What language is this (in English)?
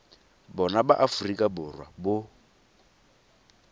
Tswana